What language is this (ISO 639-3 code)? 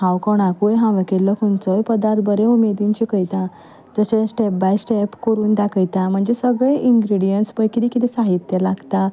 kok